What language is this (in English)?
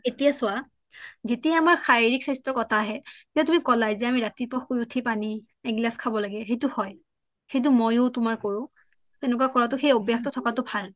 Assamese